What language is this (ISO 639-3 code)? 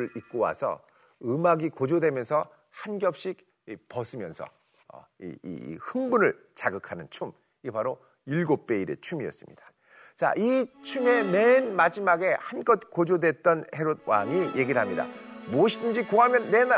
kor